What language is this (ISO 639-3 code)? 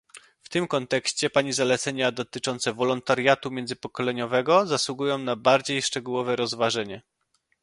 pol